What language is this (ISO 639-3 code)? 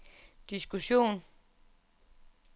dan